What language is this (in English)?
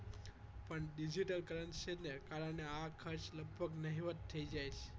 Gujarati